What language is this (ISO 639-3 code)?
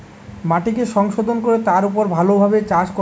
ben